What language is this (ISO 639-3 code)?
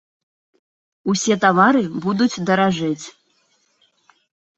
bel